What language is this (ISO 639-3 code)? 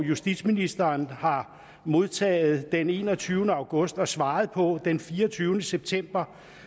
dan